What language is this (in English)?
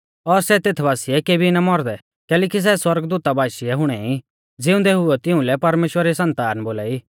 Mahasu Pahari